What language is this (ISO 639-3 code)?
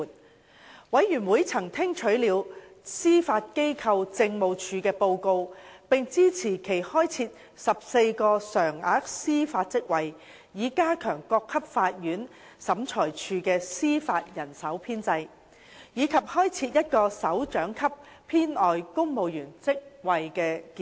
yue